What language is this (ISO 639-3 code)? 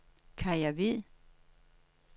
dan